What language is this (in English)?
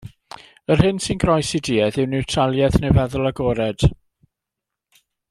Welsh